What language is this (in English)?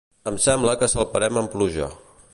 Catalan